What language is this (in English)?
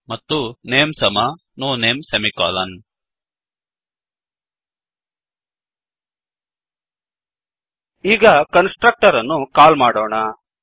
Kannada